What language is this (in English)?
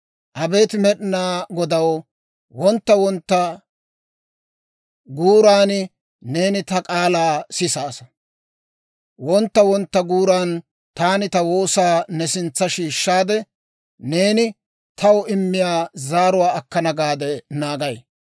Dawro